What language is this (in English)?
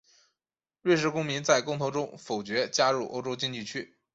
Chinese